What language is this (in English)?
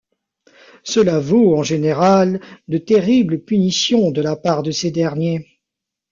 French